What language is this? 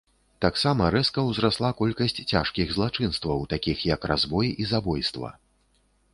Belarusian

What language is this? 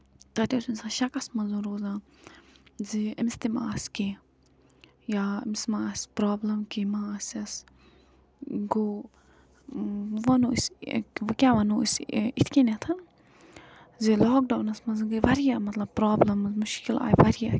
Kashmiri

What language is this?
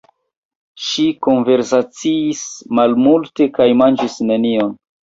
Esperanto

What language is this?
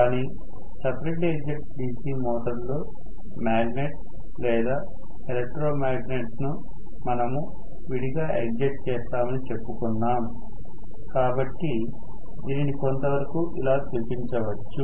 Telugu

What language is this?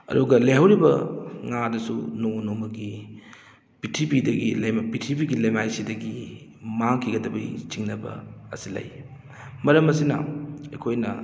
Manipuri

